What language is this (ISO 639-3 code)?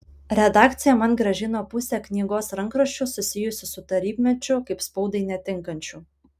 lit